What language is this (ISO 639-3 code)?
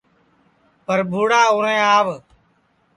ssi